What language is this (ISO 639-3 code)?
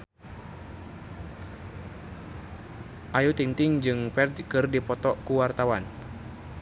sun